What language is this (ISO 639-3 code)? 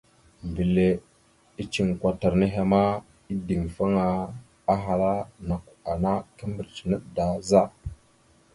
mxu